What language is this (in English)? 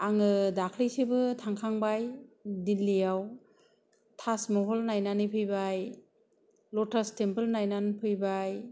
Bodo